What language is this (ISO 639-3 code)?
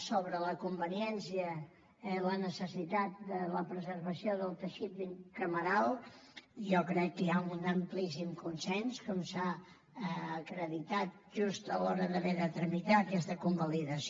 cat